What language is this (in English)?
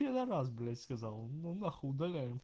Russian